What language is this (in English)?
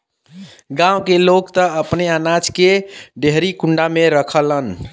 Bhojpuri